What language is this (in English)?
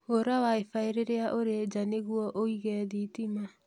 Kikuyu